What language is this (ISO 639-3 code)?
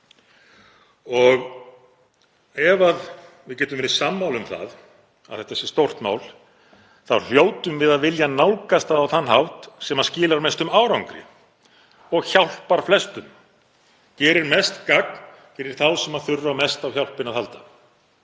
isl